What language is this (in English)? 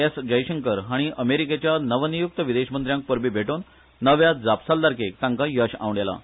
Konkani